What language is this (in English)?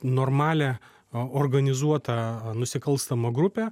Lithuanian